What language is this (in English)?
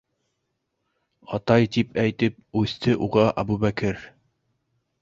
Bashkir